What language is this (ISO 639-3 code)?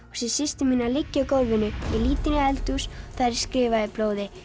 isl